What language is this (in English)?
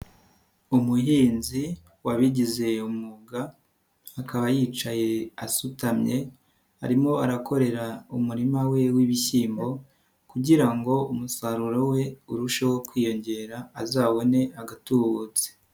Kinyarwanda